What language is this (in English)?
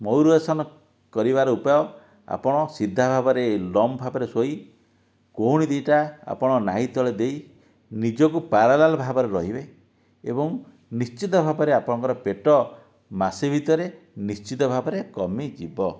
Odia